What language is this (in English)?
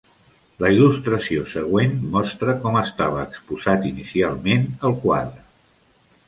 Catalan